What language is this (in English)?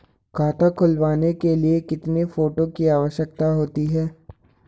Hindi